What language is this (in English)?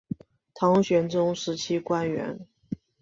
Chinese